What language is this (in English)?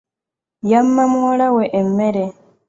Ganda